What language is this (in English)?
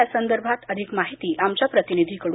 Marathi